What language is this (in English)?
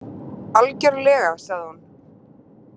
Icelandic